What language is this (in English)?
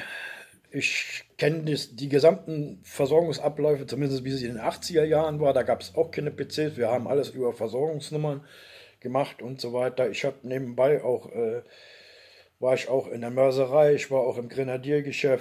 German